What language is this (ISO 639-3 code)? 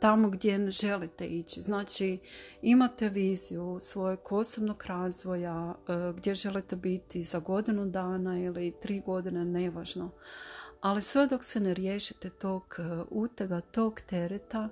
hrv